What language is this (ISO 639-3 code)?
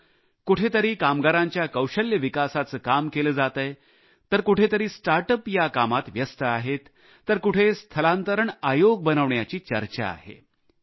mar